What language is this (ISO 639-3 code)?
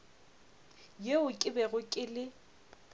nso